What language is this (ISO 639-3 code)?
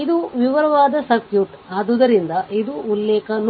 kan